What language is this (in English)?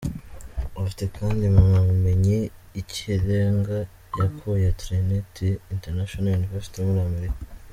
Kinyarwanda